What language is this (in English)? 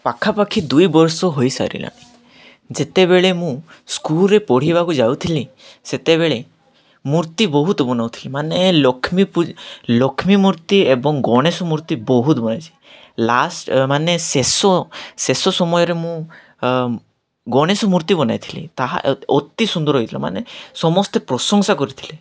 Odia